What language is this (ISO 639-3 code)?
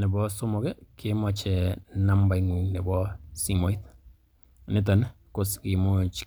kln